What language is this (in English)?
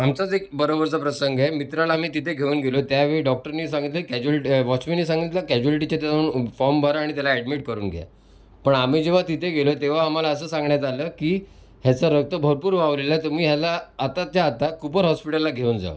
Marathi